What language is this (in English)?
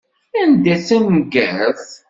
Kabyle